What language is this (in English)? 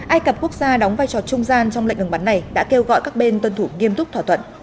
Vietnamese